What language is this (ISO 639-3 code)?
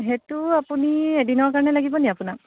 asm